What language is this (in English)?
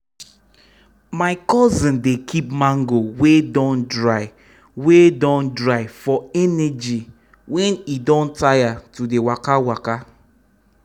Nigerian Pidgin